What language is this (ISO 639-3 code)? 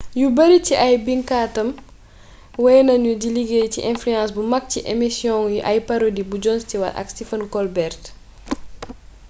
wol